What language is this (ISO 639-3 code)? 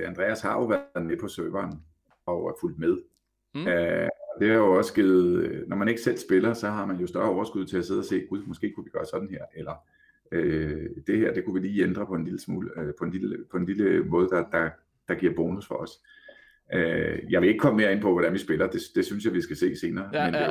dan